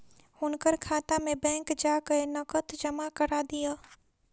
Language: Maithili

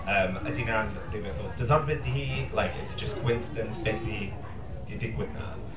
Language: Welsh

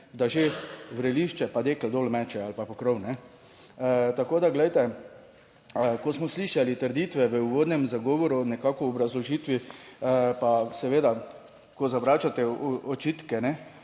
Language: Slovenian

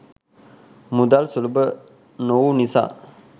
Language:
Sinhala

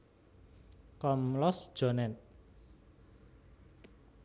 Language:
Javanese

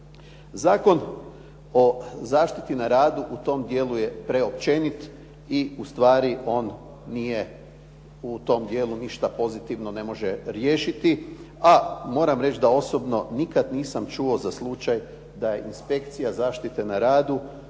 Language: Croatian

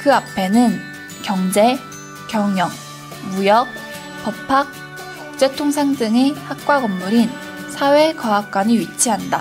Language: Korean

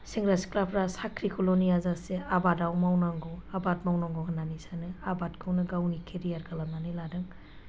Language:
Bodo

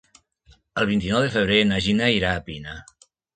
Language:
Catalan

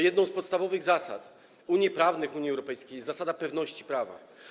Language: Polish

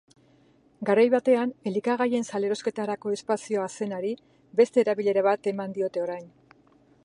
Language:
Basque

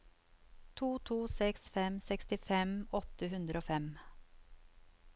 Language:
Norwegian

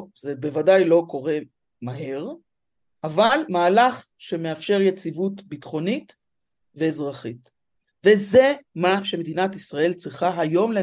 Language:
Hebrew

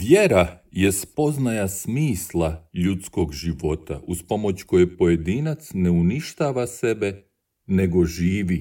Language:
Croatian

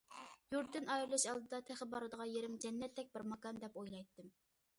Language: Uyghur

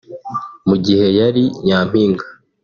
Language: Kinyarwanda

